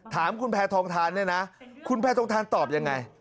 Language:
Thai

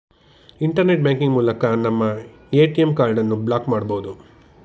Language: Kannada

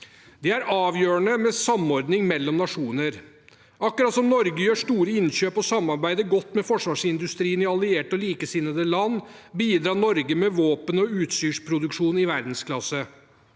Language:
Norwegian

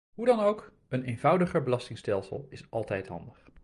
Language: Dutch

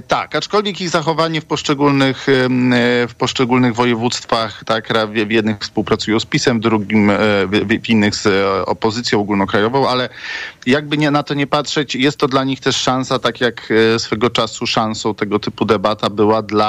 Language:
Polish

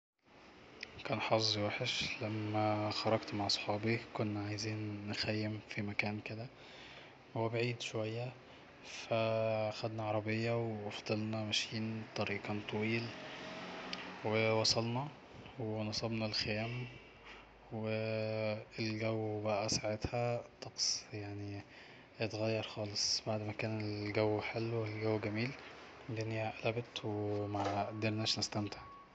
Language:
Egyptian Arabic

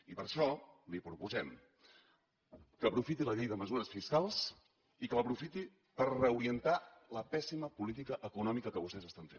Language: Catalan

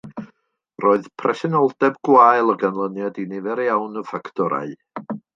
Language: Welsh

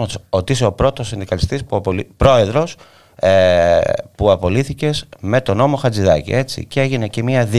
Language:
Greek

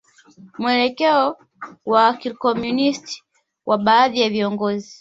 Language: Swahili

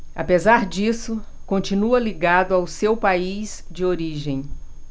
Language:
Portuguese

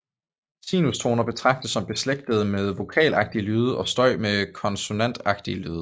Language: Danish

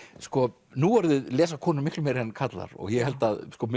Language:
Icelandic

